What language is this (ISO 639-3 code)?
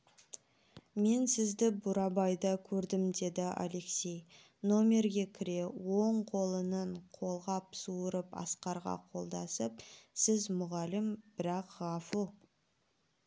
kaz